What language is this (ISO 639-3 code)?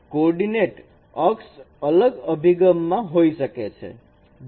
guj